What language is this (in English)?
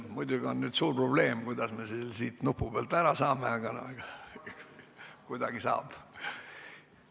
Estonian